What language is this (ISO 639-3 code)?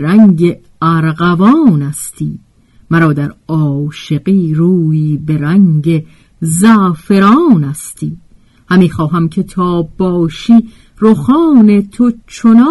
fas